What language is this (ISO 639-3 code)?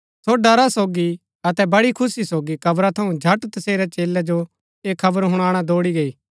gbk